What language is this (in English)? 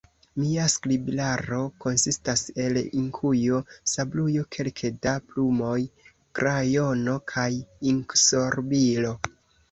Esperanto